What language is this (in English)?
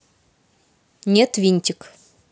Russian